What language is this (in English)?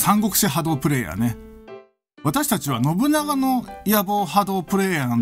Japanese